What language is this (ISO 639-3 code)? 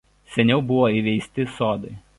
lit